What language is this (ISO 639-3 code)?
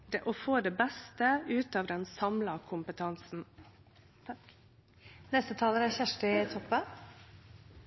nno